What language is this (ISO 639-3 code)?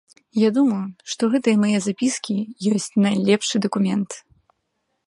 bel